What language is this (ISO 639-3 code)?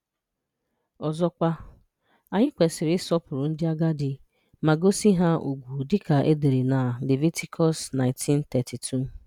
ibo